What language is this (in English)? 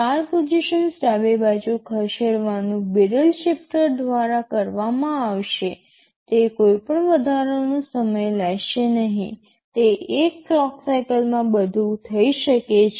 Gujarati